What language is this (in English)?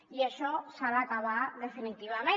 Catalan